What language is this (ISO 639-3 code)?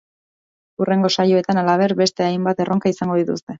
eus